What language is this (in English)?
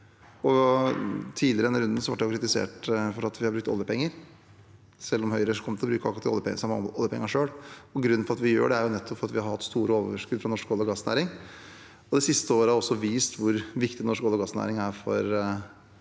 Norwegian